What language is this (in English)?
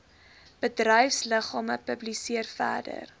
Afrikaans